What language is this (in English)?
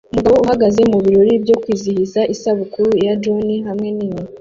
Kinyarwanda